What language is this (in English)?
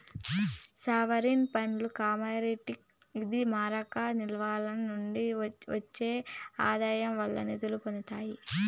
Telugu